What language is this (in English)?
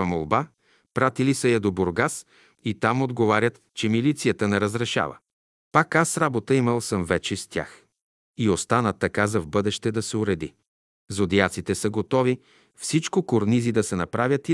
Bulgarian